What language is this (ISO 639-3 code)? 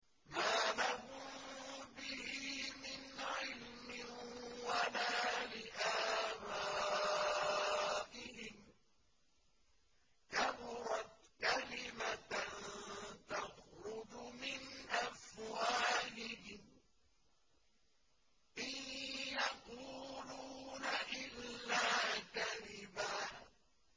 ara